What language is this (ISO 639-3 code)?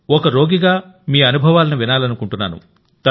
tel